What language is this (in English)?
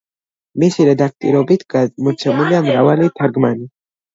Georgian